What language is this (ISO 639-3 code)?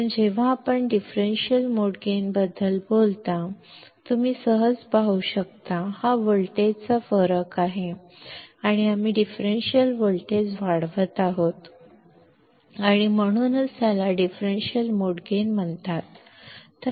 mar